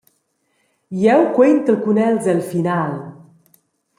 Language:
Romansh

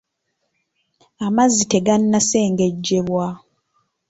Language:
Ganda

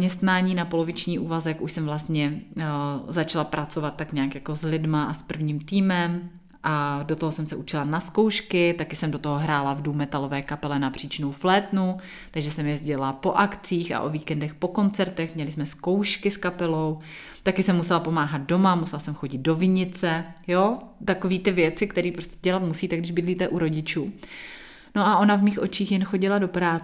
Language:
Czech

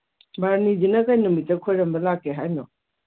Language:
Manipuri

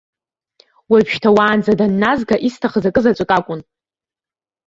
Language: Abkhazian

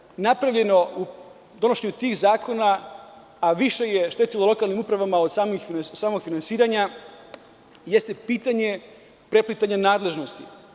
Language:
Serbian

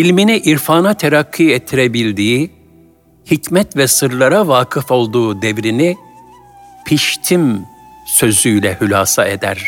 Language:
Turkish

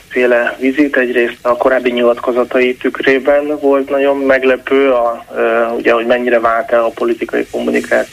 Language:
Hungarian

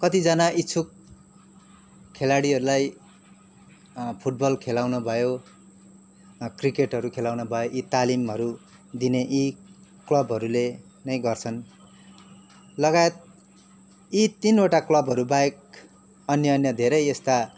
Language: Nepali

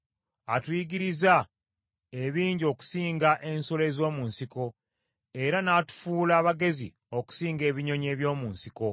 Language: Ganda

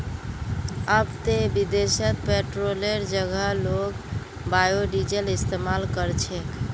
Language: Magahi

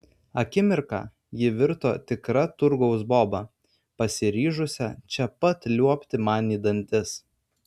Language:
Lithuanian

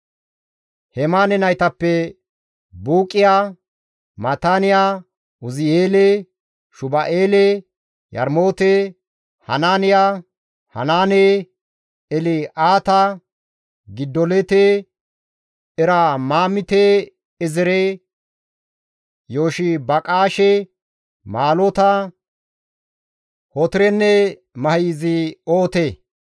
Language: Gamo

